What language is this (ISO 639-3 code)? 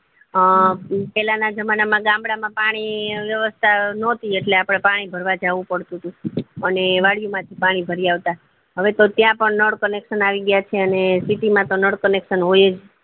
guj